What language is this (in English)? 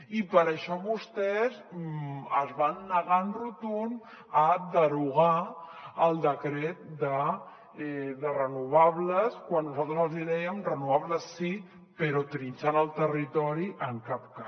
Catalan